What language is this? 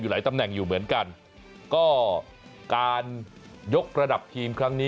Thai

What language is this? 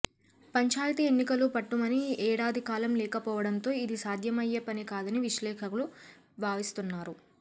Telugu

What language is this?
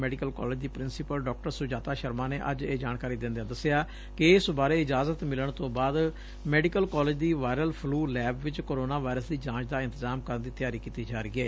Punjabi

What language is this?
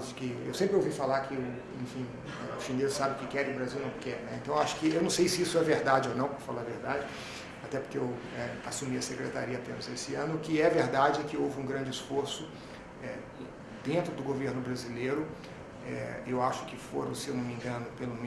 Portuguese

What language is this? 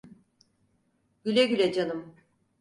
Turkish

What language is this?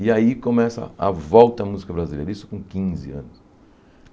Portuguese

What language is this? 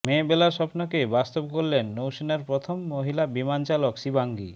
Bangla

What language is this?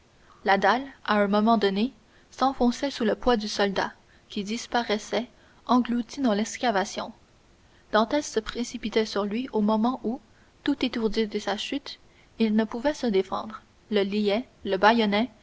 French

